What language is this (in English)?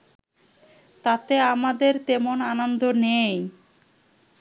Bangla